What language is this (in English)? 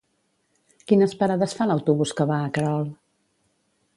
Catalan